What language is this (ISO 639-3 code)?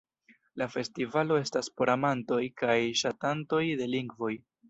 epo